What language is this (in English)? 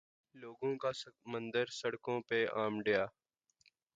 Urdu